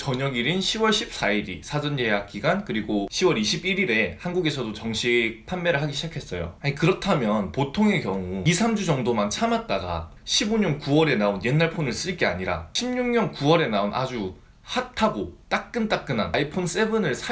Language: Korean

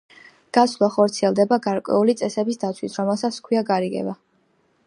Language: Georgian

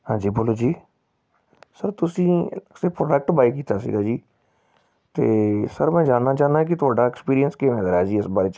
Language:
Punjabi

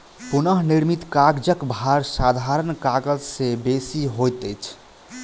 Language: Maithili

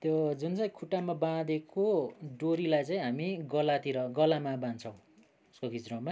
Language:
Nepali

